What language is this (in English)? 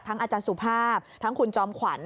Thai